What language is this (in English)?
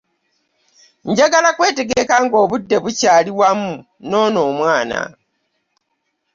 Ganda